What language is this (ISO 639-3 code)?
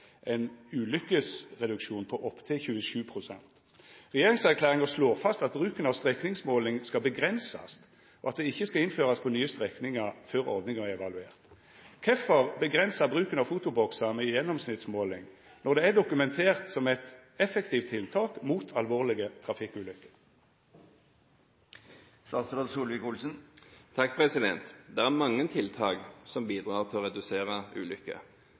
nor